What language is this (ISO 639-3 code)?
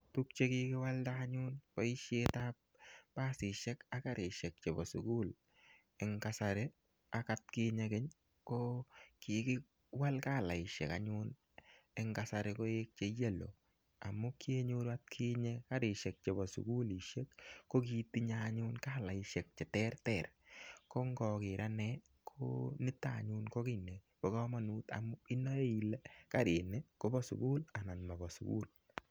kln